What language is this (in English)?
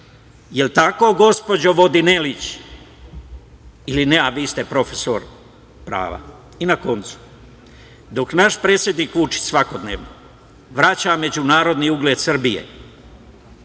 Serbian